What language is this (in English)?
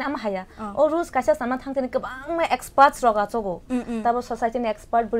Korean